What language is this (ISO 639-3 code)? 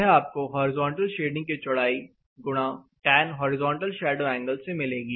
hin